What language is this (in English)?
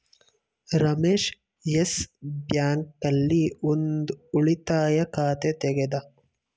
Kannada